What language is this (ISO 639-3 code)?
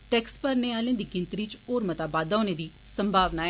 doi